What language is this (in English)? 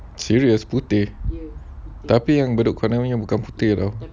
English